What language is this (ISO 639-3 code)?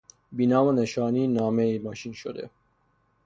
fas